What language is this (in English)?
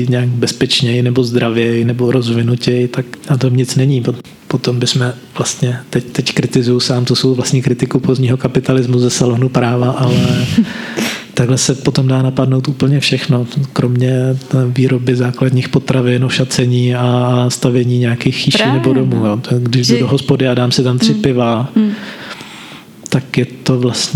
Czech